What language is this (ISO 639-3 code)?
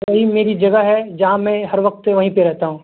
urd